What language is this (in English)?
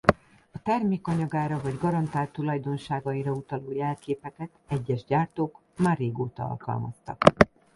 Hungarian